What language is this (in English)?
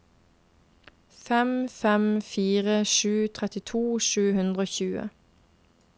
Norwegian